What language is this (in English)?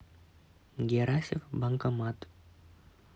Russian